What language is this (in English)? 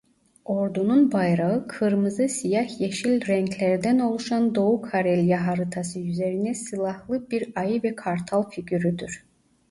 Turkish